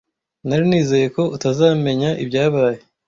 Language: Kinyarwanda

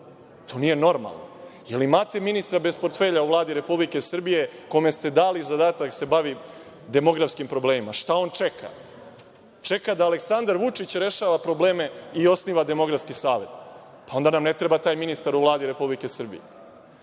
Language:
Serbian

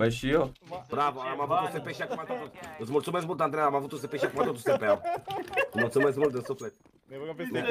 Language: Romanian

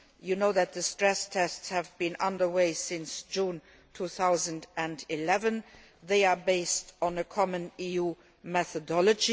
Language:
English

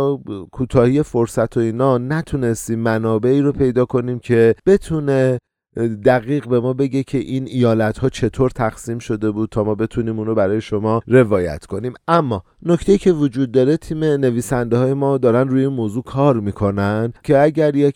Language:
Persian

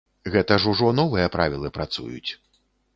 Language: Belarusian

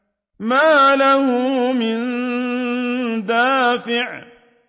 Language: Arabic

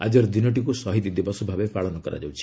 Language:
Odia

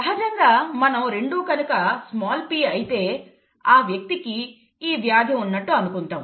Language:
Telugu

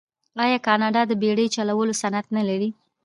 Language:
Pashto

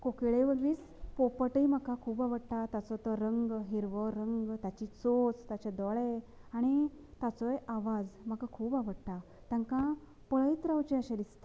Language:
Konkani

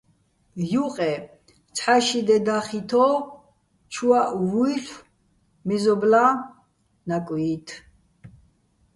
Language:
Bats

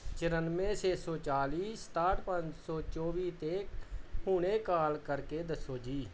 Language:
Punjabi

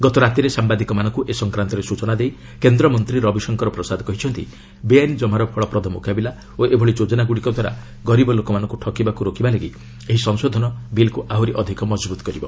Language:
Odia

